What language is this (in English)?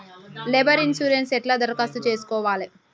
Telugu